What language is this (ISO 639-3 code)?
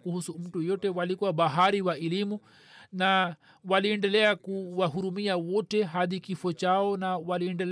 swa